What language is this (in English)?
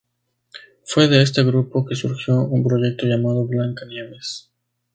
Spanish